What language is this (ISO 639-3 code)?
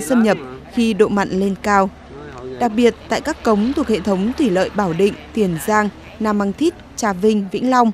vie